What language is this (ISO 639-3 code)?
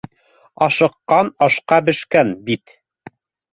bak